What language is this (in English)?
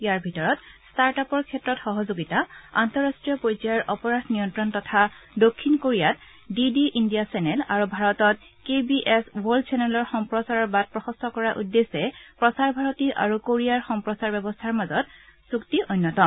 Assamese